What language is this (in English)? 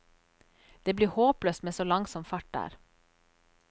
Norwegian